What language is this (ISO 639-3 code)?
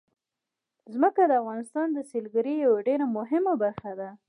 pus